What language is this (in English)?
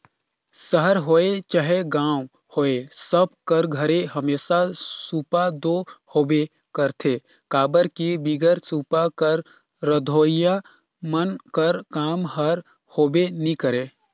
Chhattisgarhi